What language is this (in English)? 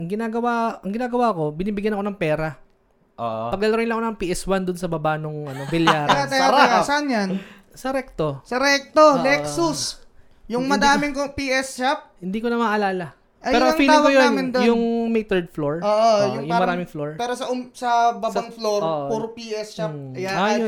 Filipino